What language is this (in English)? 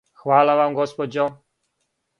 Serbian